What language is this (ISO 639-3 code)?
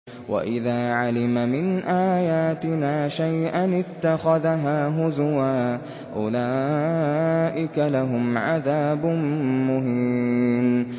ara